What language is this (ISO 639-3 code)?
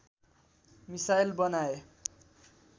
nep